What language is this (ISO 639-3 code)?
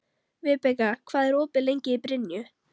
isl